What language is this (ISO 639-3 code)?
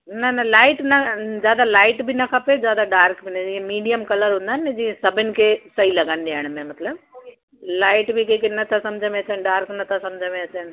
snd